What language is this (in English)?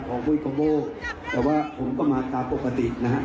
Thai